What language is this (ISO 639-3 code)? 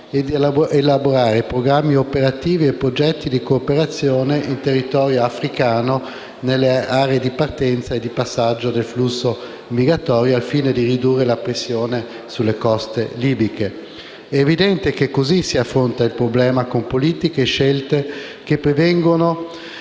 ita